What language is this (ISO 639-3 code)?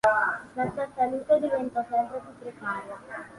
ita